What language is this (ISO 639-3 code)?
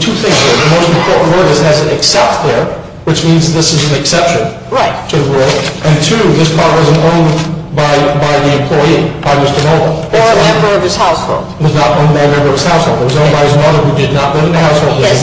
eng